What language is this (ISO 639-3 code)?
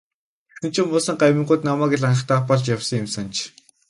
mon